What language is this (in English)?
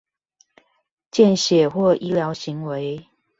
Chinese